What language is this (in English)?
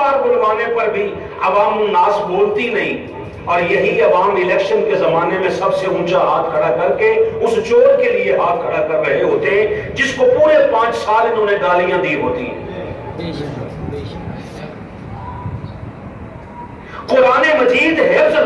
Hindi